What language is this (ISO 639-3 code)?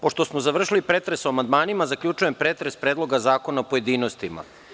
srp